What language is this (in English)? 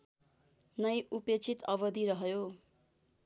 Nepali